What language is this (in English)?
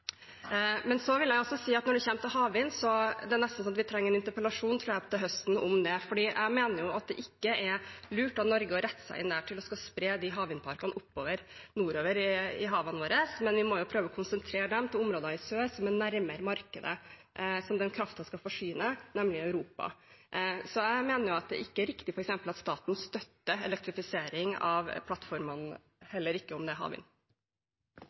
Norwegian Bokmål